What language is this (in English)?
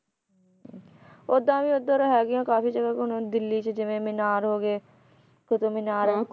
Punjabi